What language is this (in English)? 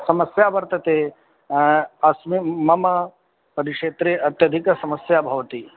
Sanskrit